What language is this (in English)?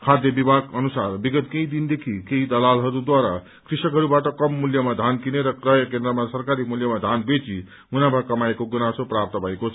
Nepali